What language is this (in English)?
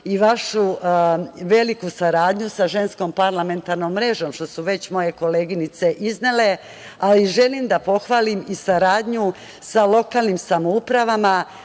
Serbian